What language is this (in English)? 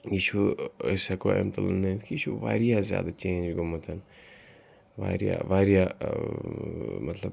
Kashmiri